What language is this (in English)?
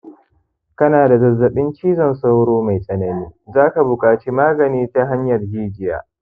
Hausa